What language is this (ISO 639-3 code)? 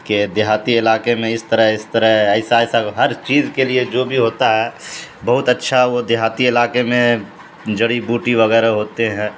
urd